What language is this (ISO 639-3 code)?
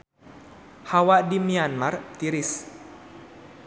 sun